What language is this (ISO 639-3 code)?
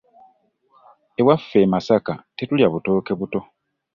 lug